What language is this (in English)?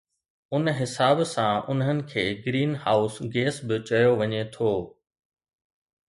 Sindhi